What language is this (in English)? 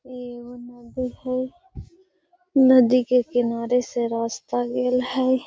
Magahi